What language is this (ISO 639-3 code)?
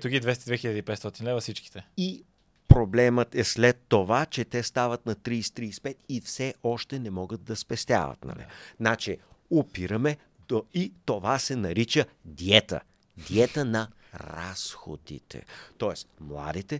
bul